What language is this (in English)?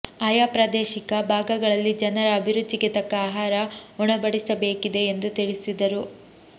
Kannada